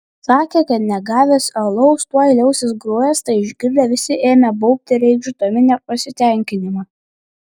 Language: Lithuanian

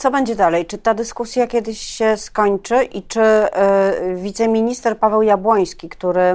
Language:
Polish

